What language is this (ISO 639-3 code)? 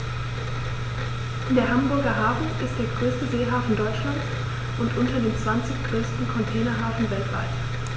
deu